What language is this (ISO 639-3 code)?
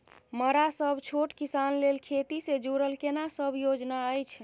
mai